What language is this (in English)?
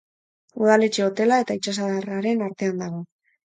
Basque